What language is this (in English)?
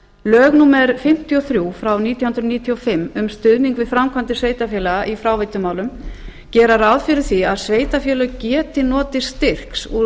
Icelandic